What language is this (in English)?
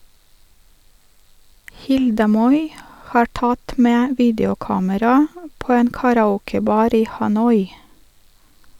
Norwegian